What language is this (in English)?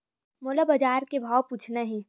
Chhattisgarhi